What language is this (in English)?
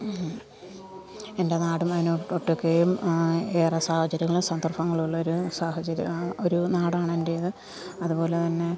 Malayalam